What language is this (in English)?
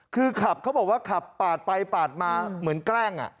Thai